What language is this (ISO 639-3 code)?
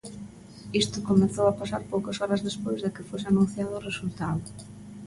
glg